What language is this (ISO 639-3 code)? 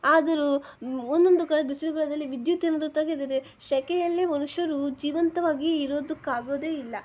kan